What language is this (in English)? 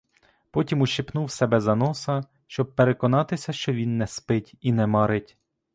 Ukrainian